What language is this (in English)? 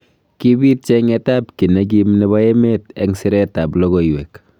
Kalenjin